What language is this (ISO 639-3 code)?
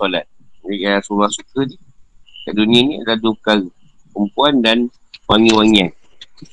msa